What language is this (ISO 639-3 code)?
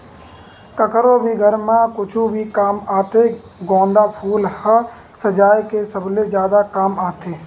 hne